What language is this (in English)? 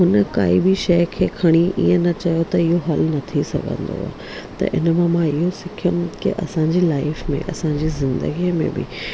Sindhi